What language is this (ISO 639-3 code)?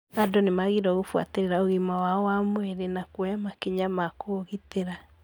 kik